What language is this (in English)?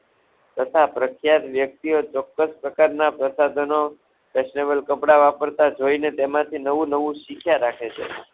Gujarati